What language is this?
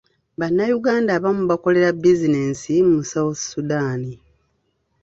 Ganda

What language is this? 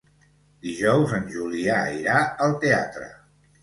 Catalan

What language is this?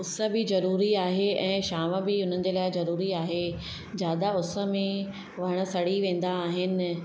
Sindhi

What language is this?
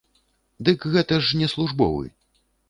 Belarusian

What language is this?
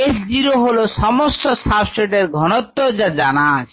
Bangla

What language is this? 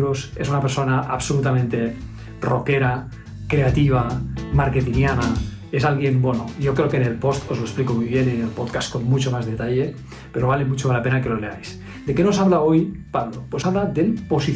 Spanish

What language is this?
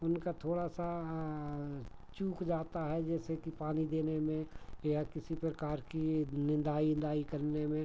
Hindi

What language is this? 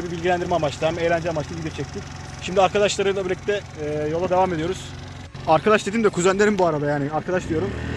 Turkish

